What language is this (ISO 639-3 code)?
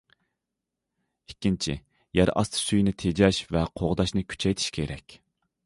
uig